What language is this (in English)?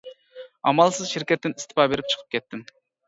Uyghur